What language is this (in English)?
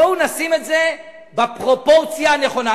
Hebrew